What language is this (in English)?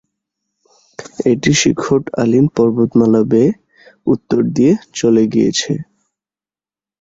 Bangla